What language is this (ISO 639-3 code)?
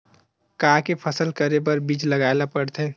hne